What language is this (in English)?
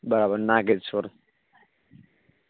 Gujarati